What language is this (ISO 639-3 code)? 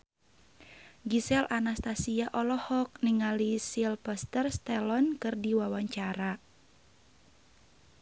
sun